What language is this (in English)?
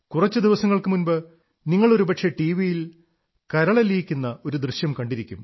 Malayalam